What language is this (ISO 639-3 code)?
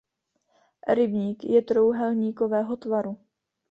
ces